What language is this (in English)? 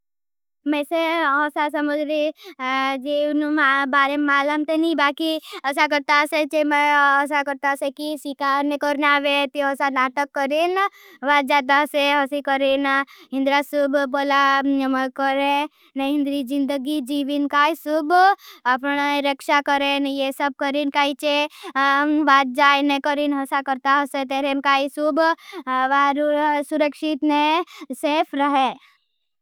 Bhili